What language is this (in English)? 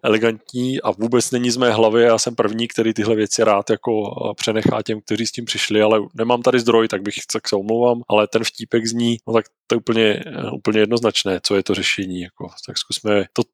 Czech